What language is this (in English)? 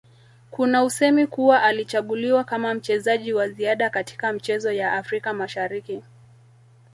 Swahili